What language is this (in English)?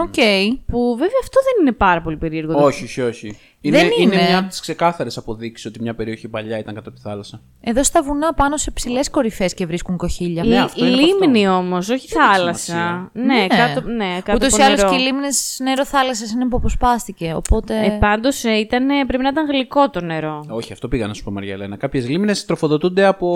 Greek